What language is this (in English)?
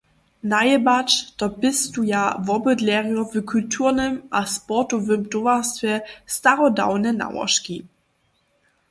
Upper Sorbian